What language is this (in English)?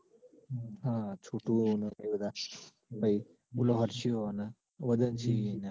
Gujarati